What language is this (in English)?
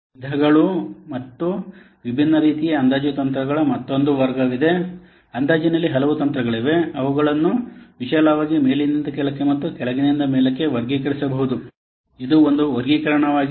Kannada